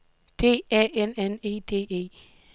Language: Danish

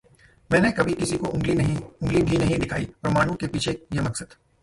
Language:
Hindi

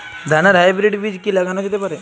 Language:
Bangla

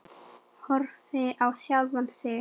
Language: Icelandic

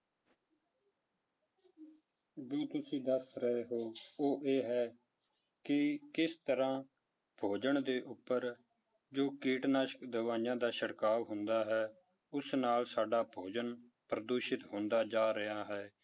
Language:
Punjabi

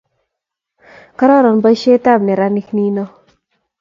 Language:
Kalenjin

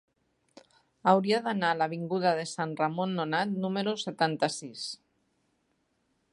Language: Catalan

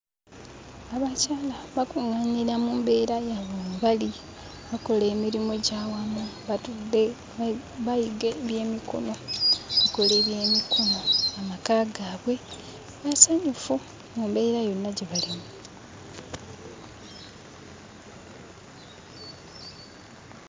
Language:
Ganda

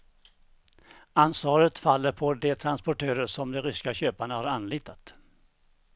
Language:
Swedish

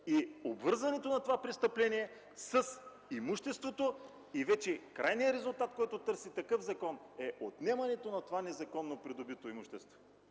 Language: Bulgarian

